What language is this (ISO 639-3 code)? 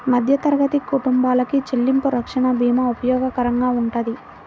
tel